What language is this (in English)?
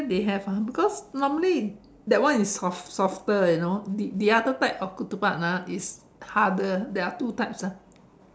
English